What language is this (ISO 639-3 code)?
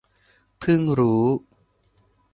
tha